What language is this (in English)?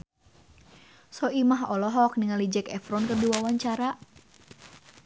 Sundanese